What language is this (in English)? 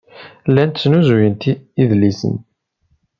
Kabyle